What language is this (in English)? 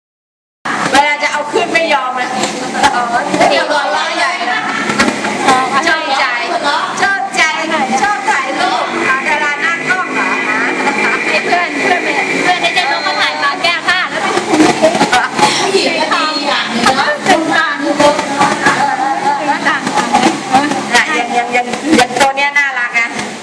Thai